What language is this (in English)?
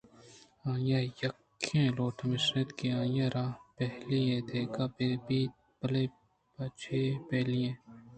Eastern Balochi